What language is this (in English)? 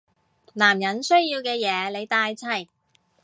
Cantonese